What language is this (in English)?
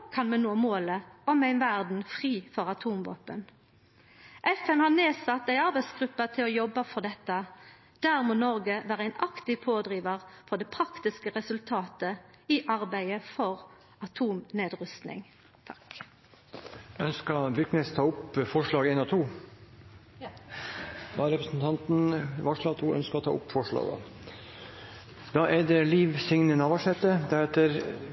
Norwegian